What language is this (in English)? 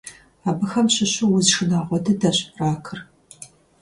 Kabardian